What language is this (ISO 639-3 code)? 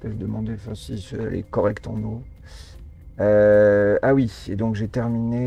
fra